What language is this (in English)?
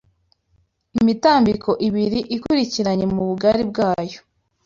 Kinyarwanda